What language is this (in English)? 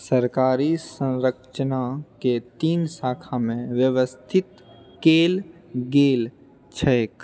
Maithili